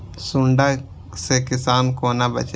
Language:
Maithili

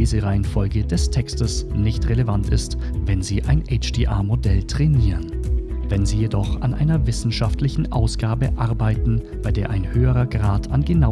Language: German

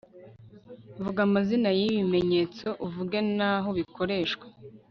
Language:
Kinyarwanda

